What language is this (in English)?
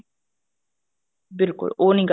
Punjabi